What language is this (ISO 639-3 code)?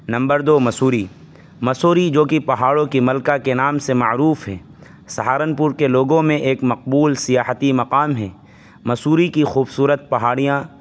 urd